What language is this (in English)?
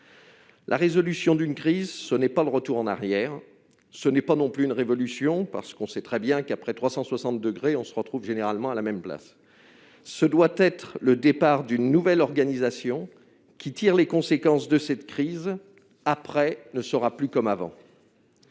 French